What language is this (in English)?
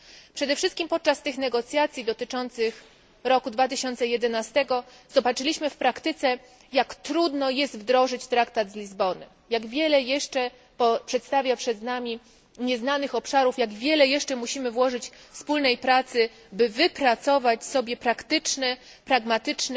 Polish